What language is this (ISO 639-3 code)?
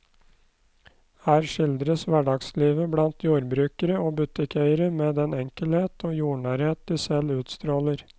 nor